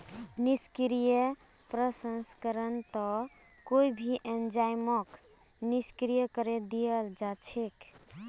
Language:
Magahi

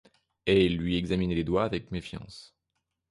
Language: French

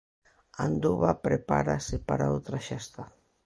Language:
Galician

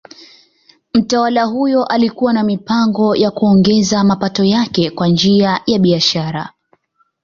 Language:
Swahili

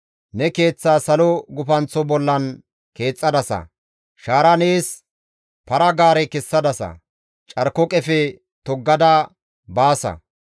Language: Gamo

